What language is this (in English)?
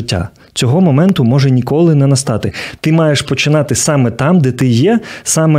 Ukrainian